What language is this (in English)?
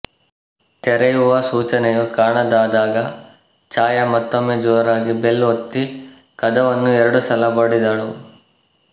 Kannada